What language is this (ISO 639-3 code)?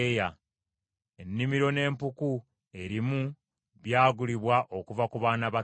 lug